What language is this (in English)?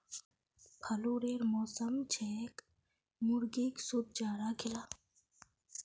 Magahi